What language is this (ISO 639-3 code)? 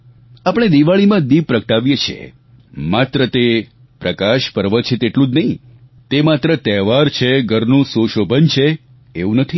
guj